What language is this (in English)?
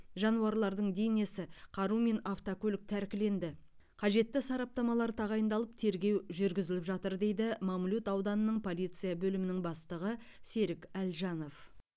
Kazakh